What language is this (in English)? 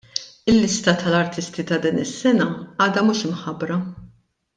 Maltese